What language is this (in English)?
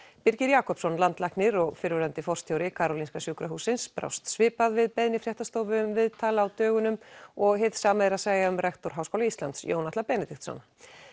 Icelandic